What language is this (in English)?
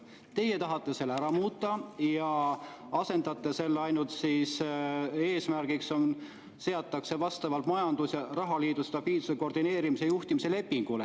Estonian